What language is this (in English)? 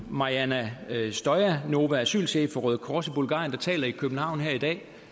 Danish